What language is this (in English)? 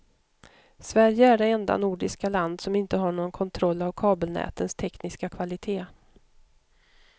Swedish